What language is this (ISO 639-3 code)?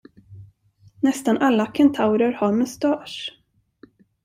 swe